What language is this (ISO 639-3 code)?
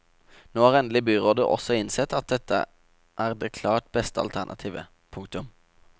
nor